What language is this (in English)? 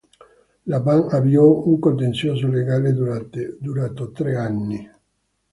Italian